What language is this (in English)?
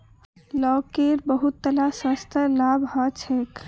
Magahi